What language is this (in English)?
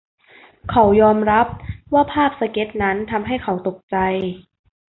Thai